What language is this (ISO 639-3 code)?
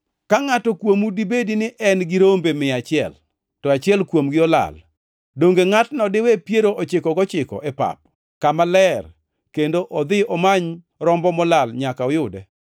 luo